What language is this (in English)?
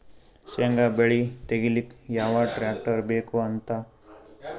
Kannada